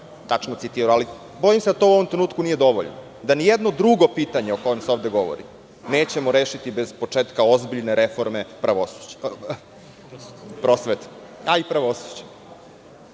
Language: Serbian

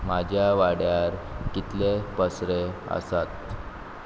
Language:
Konkani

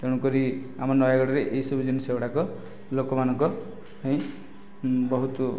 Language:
Odia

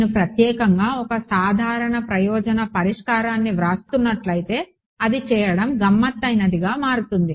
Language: Telugu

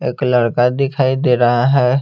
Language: Hindi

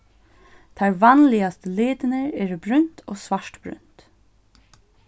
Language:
Faroese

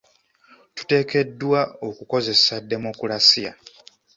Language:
Ganda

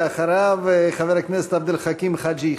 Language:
Hebrew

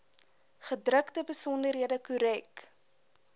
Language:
Afrikaans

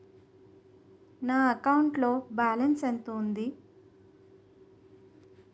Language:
Telugu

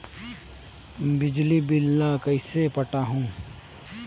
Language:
Chhattisgarhi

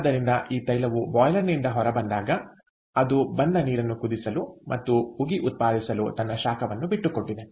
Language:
Kannada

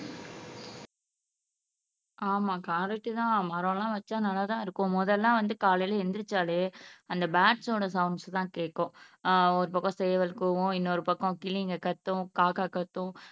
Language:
Tamil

